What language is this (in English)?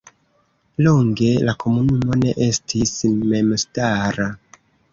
Esperanto